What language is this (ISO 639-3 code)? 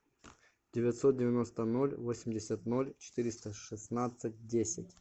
rus